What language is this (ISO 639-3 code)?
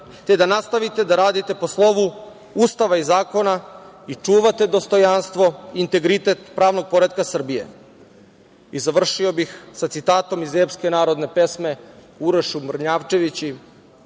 srp